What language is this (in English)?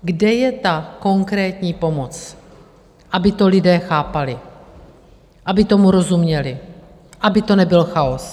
Czech